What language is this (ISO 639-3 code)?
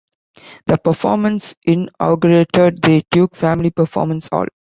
eng